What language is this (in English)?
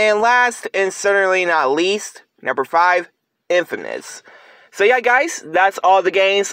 English